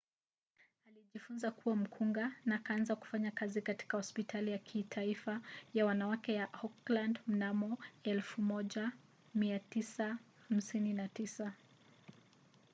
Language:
Swahili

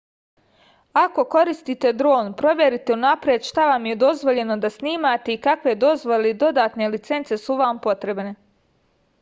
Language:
Serbian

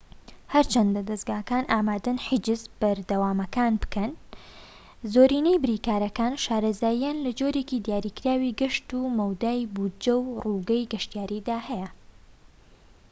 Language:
Central Kurdish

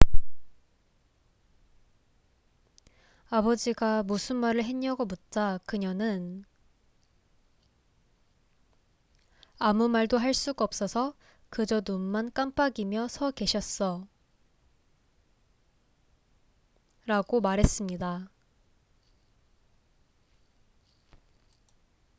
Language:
Korean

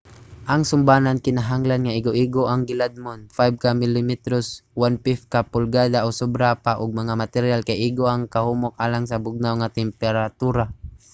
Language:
Cebuano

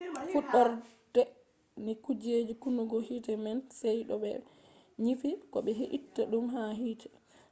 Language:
Fula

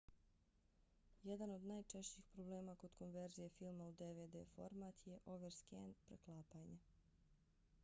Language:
Bosnian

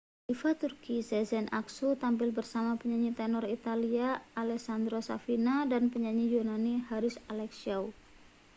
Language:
Indonesian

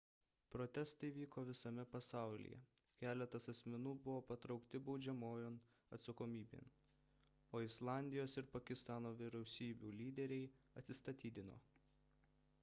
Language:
Lithuanian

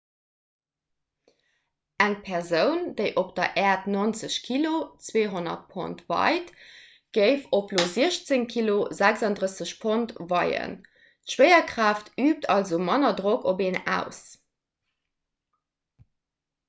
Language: Luxembourgish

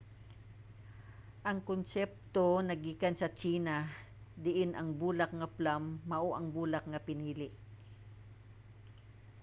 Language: Cebuano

